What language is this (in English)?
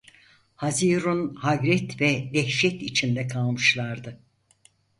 Turkish